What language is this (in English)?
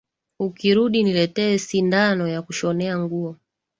Swahili